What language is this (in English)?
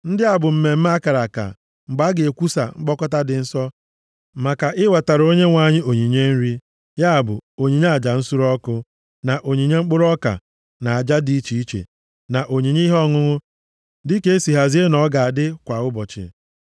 Igbo